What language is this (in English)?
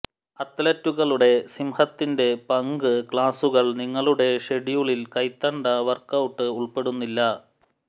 Malayalam